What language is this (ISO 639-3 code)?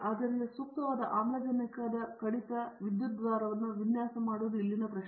kan